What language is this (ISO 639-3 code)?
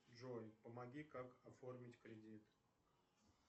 rus